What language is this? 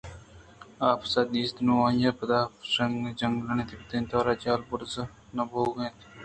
Eastern Balochi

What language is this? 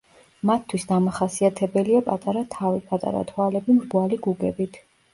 Georgian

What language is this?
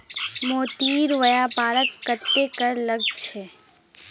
Magahi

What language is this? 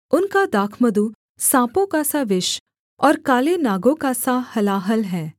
Hindi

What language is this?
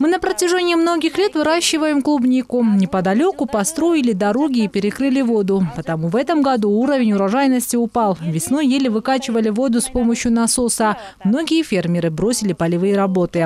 Russian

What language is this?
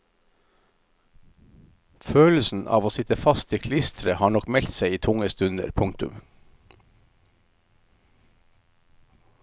Norwegian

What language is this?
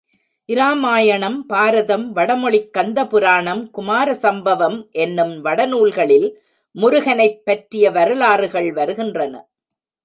Tamil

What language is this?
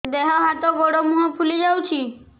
Odia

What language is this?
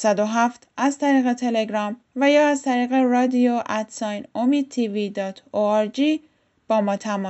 Persian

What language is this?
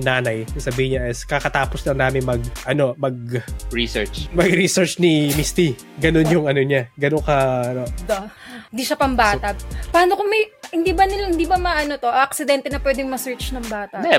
Filipino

